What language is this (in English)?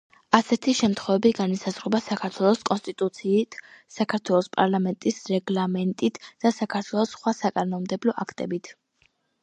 Georgian